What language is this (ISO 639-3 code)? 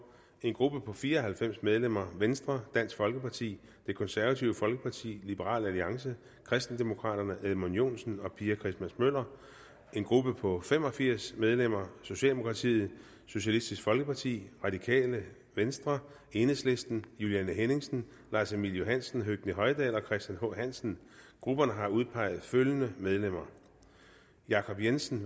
dan